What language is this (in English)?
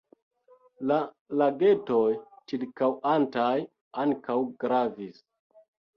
Esperanto